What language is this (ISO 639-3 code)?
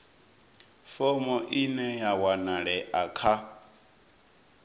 ven